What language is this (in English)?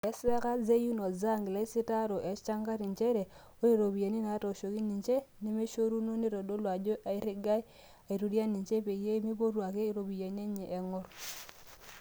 Masai